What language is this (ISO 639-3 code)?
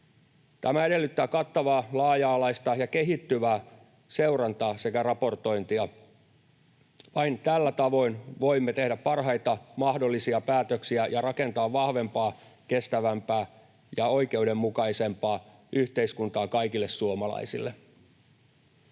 fin